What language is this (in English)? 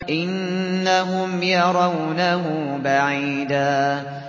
Arabic